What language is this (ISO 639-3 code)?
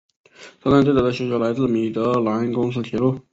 zho